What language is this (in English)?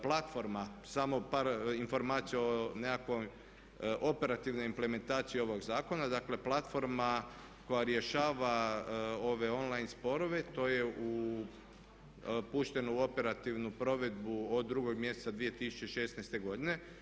Croatian